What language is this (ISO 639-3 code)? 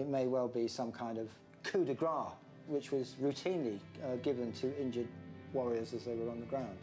eng